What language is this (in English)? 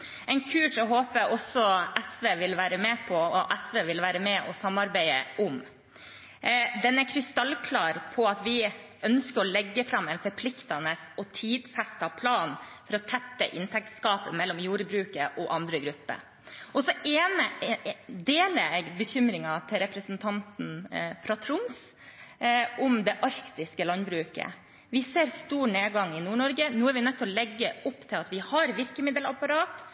Norwegian Bokmål